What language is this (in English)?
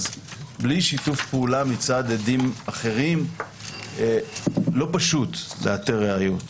Hebrew